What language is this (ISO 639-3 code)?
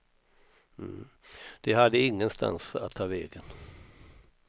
swe